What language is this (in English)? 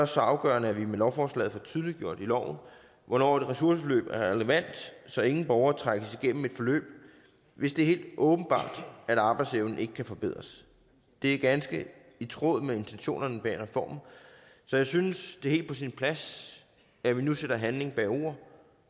Danish